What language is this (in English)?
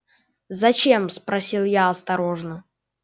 Russian